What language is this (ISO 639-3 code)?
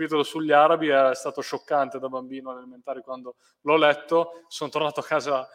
ita